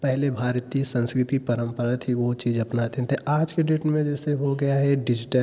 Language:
Hindi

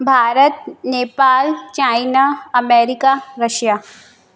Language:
Sindhi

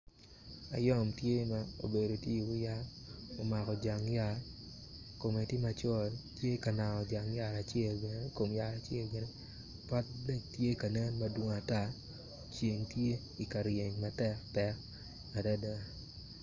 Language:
Acoli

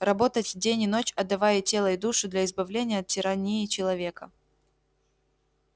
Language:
Russian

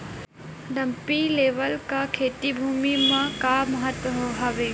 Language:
Chhattisgarhi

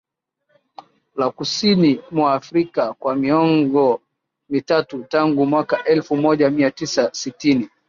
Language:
Swahili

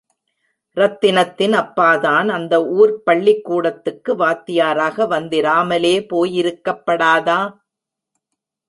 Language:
Tamil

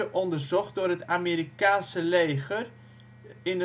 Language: Dutch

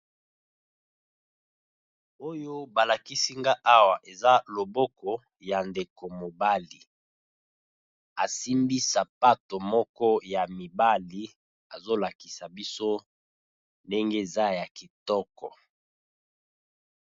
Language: Lingala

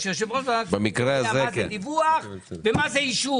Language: Hebrew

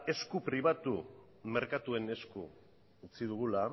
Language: Basque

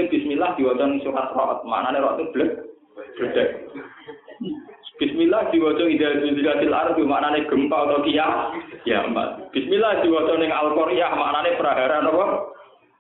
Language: Indonesian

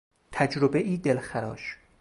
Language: Persian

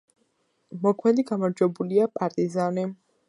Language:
Georgian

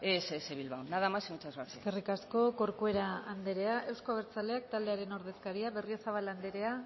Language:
Basque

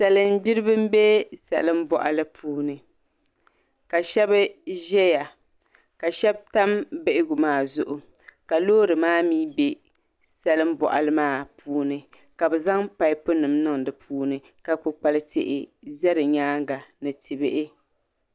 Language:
Dagbani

